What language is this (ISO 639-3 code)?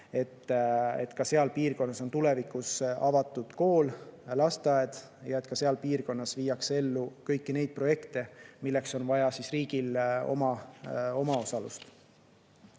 est